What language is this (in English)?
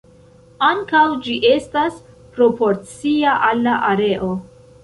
Esperanto